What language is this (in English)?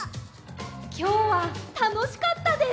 Japanese